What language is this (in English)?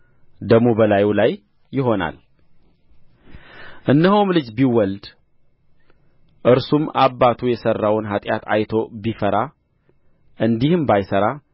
Amharic